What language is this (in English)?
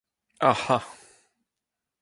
Breton